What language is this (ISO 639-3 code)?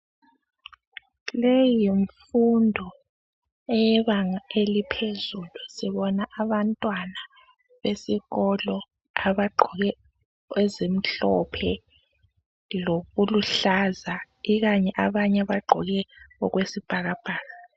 nde